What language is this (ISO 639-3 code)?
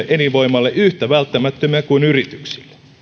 fin